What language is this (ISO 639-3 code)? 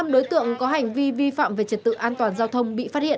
vie